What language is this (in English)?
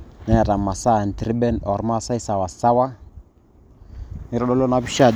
Masai